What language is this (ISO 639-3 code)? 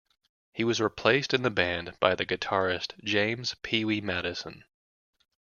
eng